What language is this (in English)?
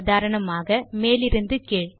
Tamil